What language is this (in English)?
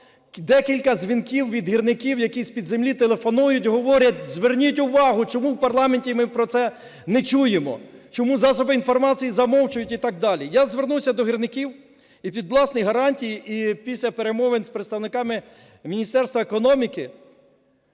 Ukrainian